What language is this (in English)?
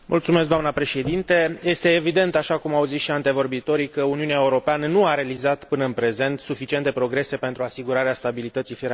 Romanian